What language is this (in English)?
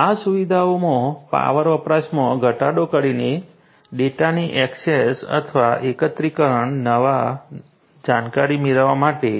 Gujarati